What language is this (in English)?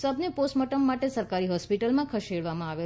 Gujarati